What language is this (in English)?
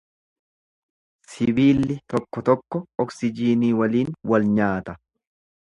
Oromo